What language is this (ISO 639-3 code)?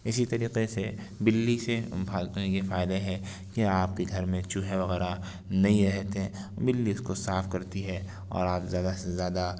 urd